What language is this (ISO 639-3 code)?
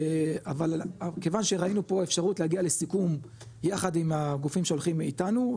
heb